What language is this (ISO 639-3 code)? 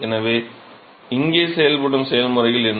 tam